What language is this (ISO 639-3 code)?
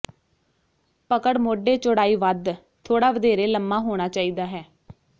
pan